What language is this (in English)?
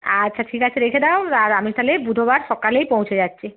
Bangla